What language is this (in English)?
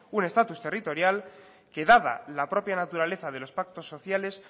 Spanish